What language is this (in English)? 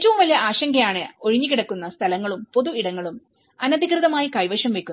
Malayalam